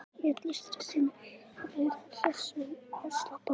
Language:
Icelandic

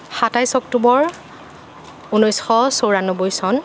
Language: Assamese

